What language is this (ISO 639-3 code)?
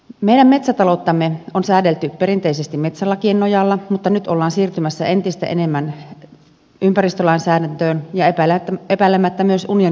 fin